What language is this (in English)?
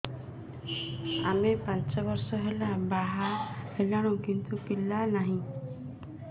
Odia